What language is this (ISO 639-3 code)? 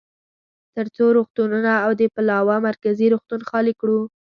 pus